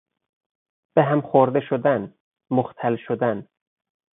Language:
Persian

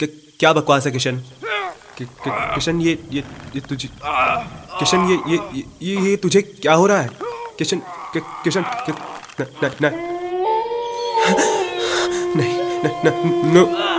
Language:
Hindi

